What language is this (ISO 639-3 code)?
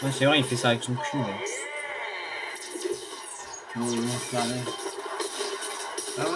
fra